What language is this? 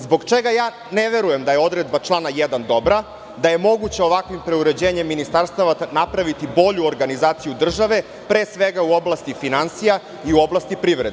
Serbian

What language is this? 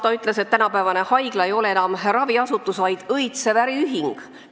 Estonian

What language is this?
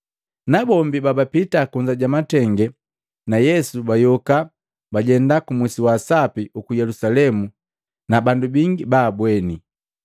Matengo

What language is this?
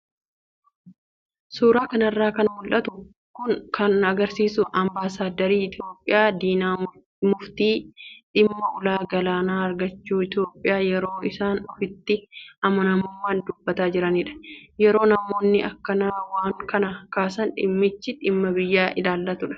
Oromo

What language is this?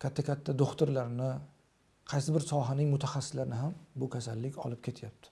Turkish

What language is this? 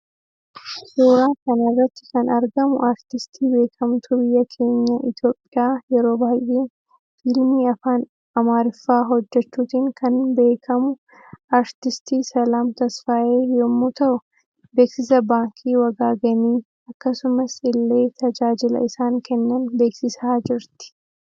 Oromo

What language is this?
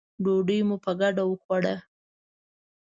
Pashto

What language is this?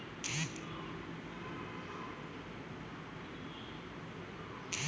Bangla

